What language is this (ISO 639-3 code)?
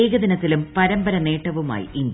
mal